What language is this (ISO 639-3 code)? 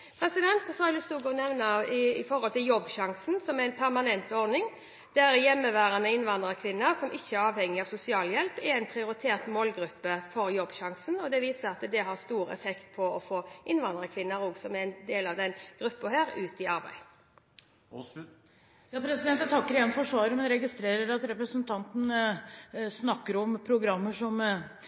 nob